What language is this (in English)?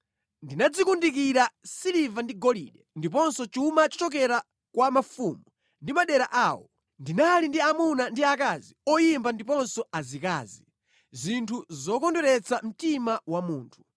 Nyanja